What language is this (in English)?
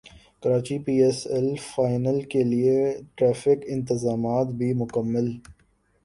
Urdu